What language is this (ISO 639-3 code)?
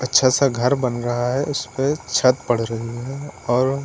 hin